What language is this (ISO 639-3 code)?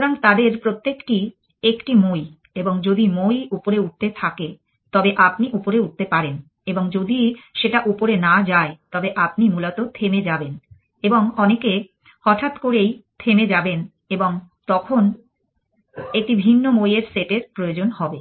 ben